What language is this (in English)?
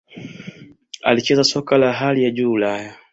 Swahili